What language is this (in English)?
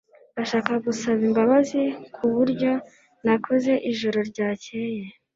Kinyarwanda